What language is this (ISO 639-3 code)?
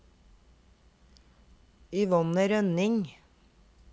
nor